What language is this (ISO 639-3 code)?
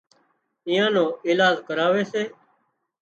kxp